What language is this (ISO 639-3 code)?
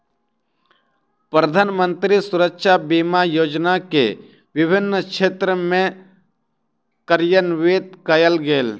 mai